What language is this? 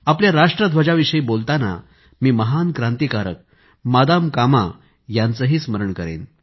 Marathi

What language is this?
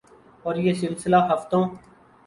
Urdu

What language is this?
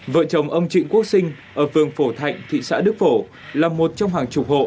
Vietnamese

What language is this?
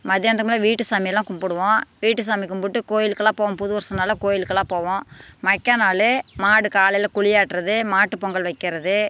Tamil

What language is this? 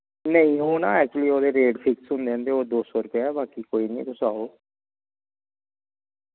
Dogri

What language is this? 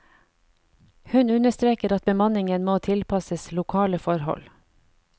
Norwegian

